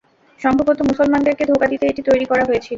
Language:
Bangla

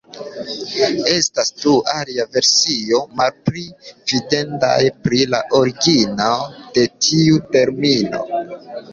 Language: Esperanto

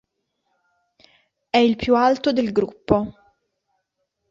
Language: Italian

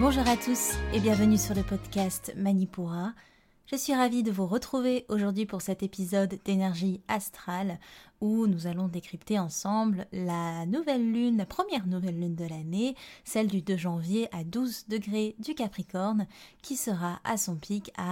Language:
French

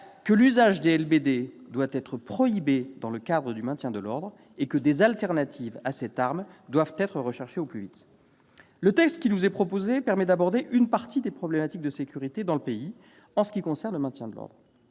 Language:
French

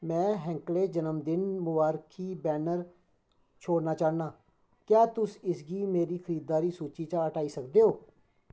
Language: Dogri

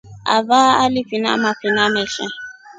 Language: Rombo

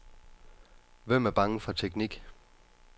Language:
Danish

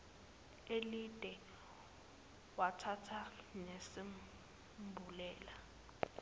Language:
Zulu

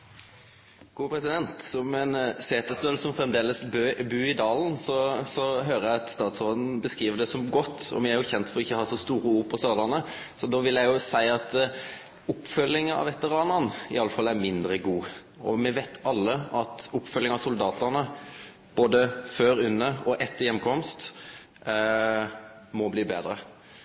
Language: Norwegian Nynorsk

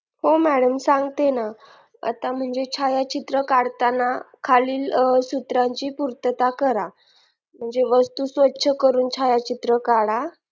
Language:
Marathi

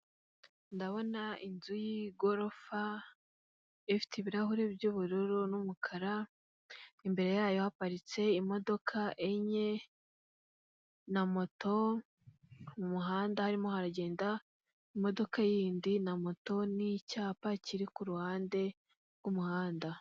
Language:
Kinyarwanda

